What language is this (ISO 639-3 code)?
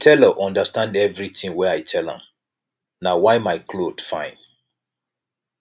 pcm